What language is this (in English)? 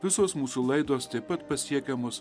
Lithuanian